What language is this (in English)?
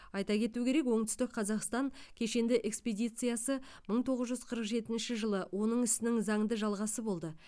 Kazakh